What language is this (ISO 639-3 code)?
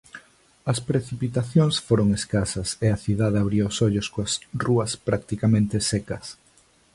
glg